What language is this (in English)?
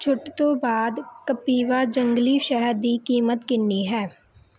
Punjabi